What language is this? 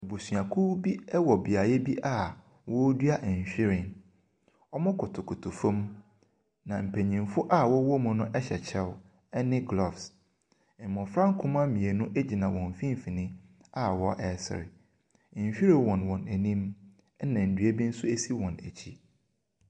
Akan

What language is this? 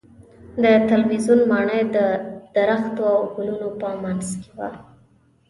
Pashto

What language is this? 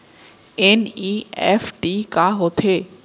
Chhattisgarhi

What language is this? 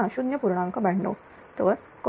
Marathi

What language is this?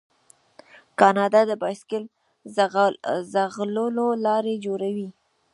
Pashto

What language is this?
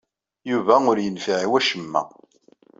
Kabyle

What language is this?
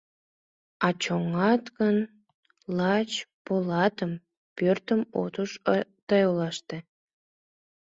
Mari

